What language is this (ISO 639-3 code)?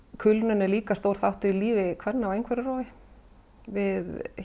isl